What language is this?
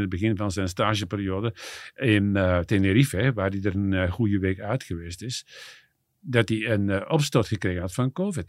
Dutch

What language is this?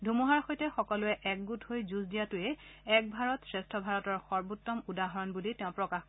Assamese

